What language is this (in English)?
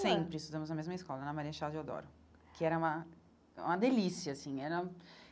Portuguese